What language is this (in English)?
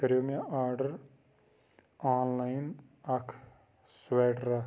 Kashmiri